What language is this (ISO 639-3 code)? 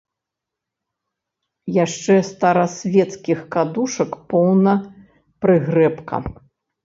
bel